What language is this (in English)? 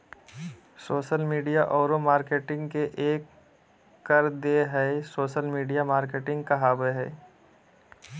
Magahi